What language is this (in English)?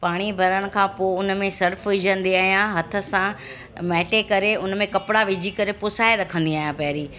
Sindhi